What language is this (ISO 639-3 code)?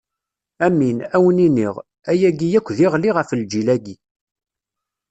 kab